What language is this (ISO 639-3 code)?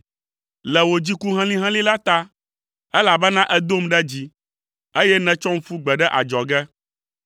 ewe